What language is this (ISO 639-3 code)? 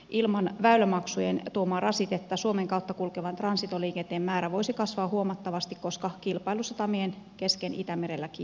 fin